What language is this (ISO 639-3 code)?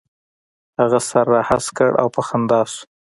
pus